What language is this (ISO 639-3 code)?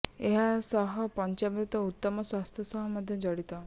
ori